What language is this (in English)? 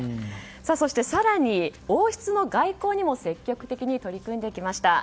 Japanese